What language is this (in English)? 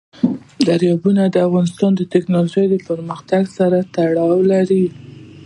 Pashto